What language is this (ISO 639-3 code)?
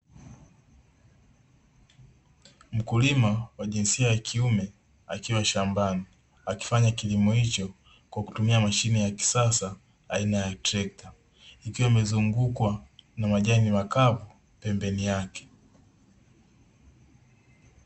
swa